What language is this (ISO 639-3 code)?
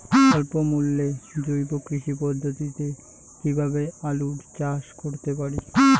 ben